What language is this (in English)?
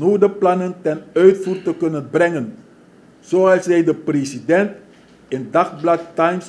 Dutch